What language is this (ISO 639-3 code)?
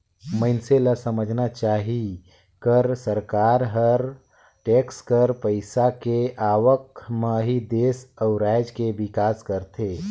hne